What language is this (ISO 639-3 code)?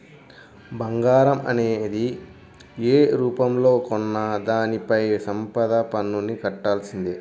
tel